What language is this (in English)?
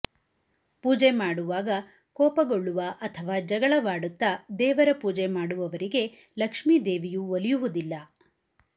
Kannada